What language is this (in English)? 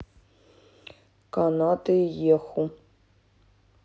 Russian